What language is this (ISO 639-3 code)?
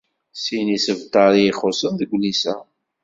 kab